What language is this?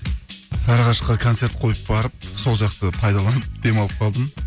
Kazakh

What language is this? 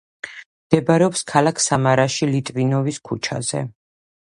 Georgian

